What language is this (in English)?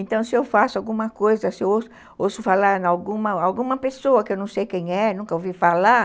Portuguese